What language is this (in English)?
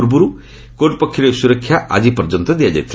Odia